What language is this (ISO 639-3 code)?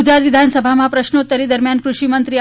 guj